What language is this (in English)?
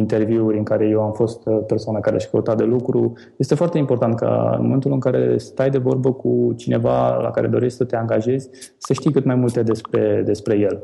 Romanian